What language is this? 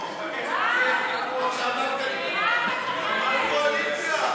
Hebrew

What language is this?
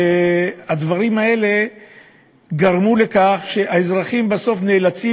Hebrew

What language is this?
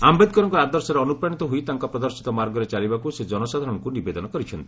Odia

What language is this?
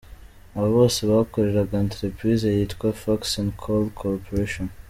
Kinyarwanda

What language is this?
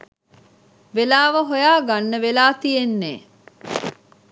Sinhala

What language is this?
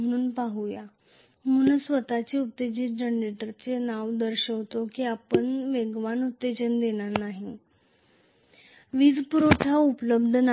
Marathi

